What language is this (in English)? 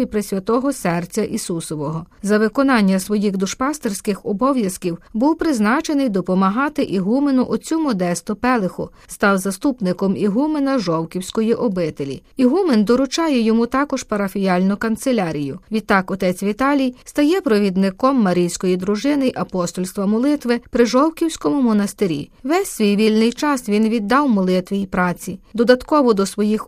Ukrainian